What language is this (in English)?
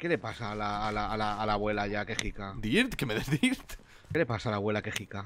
Spanish